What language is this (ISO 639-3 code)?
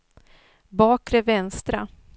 swe